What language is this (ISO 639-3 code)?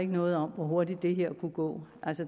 dan